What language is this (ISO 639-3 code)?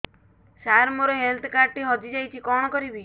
ori